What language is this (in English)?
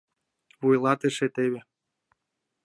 Mari